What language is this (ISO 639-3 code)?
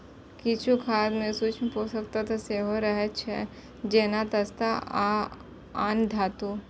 mai